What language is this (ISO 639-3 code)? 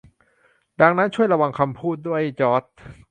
tha